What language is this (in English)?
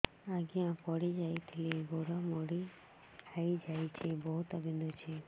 Odia